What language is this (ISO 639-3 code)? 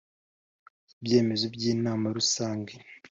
kin